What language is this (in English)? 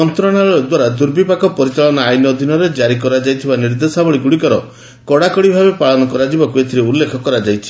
Odia